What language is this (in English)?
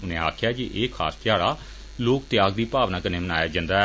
Dogri